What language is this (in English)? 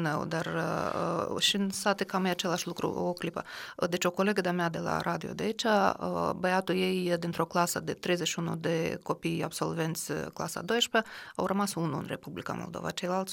Romanian